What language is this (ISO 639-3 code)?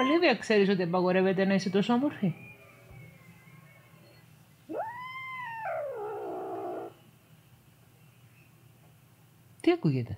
ell